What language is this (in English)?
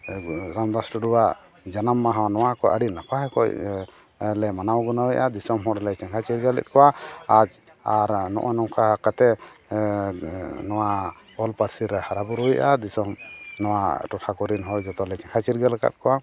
Santali